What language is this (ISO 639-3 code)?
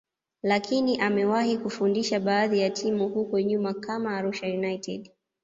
swa